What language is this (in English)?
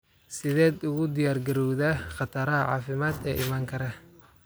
Somali